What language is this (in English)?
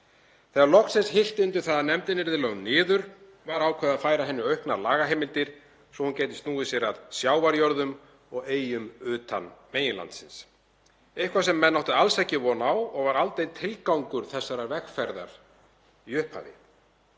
Icelandic